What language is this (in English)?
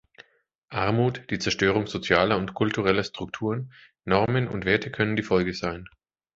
German